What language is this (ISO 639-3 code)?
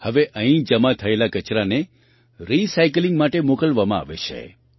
guj